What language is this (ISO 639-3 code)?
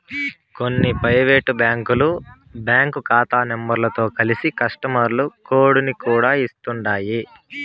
tel